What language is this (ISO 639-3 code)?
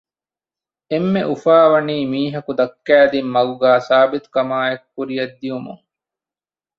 div